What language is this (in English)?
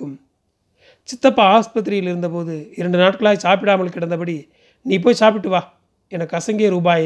Tamil